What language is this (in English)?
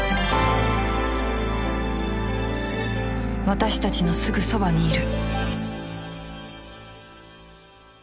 Japanese